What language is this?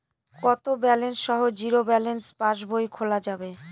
Bangla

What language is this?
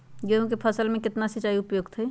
Magahi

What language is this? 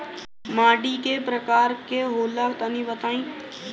Bhojpuri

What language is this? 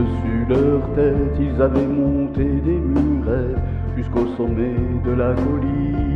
French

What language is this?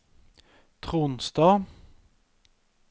Norwegian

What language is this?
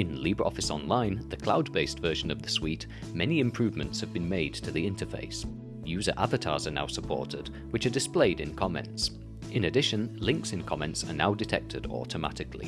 English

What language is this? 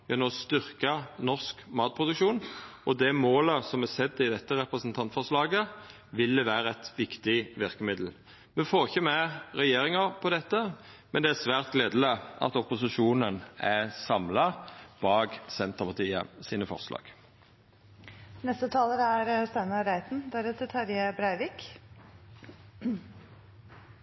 Norwegian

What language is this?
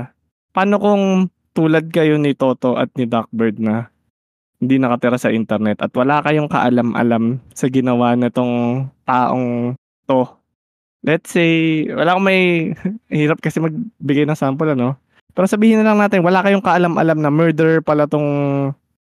Filipino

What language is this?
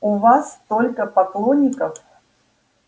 Russian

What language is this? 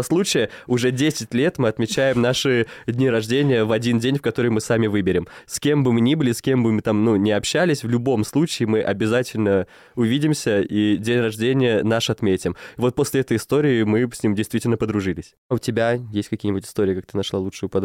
Russian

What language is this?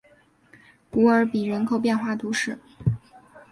Chinese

